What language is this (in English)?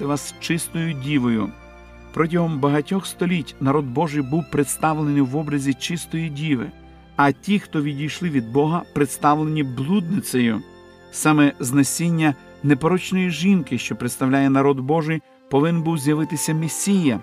Ukrainian